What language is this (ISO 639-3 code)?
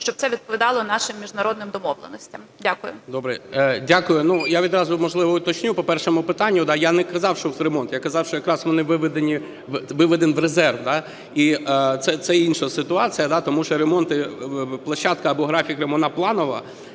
ukr